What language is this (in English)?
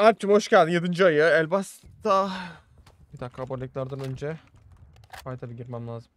Turkish